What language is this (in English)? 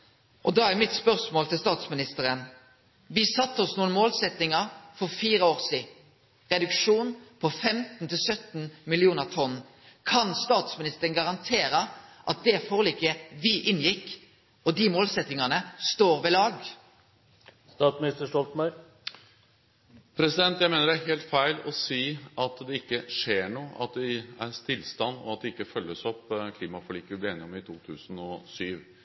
Norwegian